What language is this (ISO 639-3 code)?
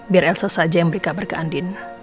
ind